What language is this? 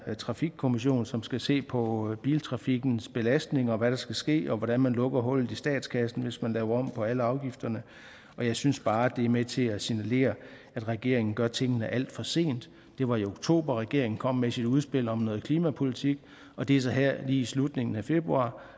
Danish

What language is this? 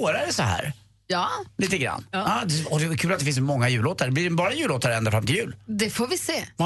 Swedish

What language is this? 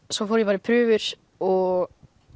Icelandic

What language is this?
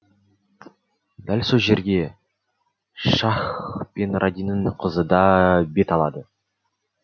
Kazakh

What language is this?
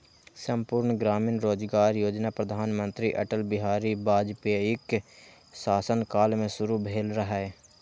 Maithili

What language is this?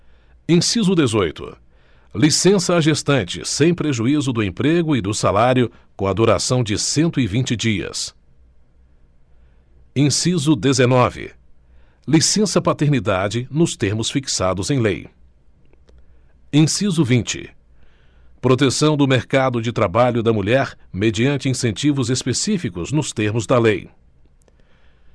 Portuguese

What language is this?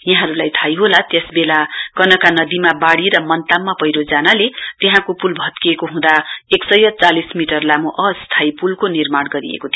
Nepali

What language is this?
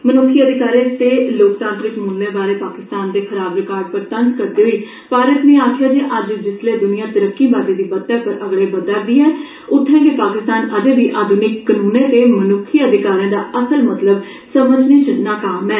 Dogri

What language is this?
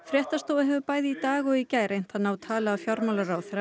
Icelandic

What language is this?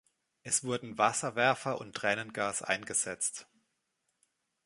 German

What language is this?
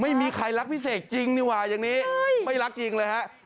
Thai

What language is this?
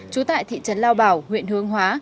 Vietnamese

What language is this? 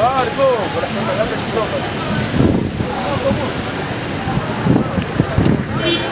Arabic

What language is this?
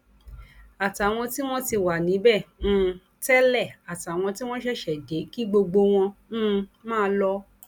Yoruba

